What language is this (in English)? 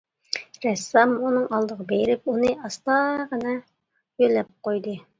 Uyghur